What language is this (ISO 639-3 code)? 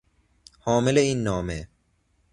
fas